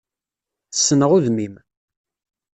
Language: Kabyle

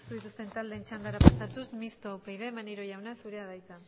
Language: Basque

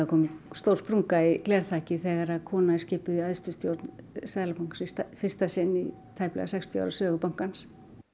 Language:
Icelandic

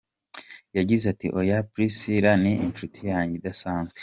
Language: Kinyarwanda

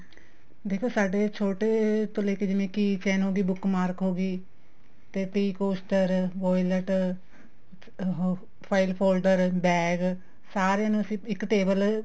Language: Punjabi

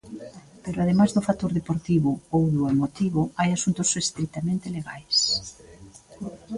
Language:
Galician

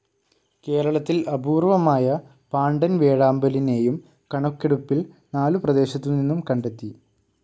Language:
Malayalam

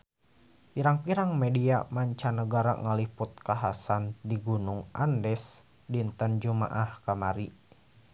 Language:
Sundanese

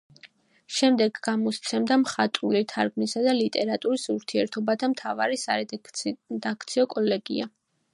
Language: Georgian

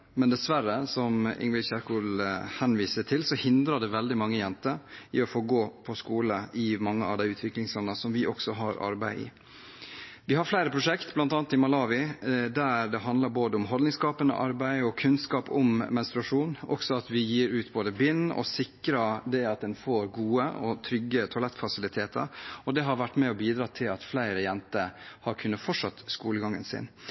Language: Norwegian Bokmål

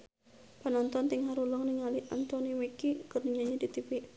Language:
Sundanese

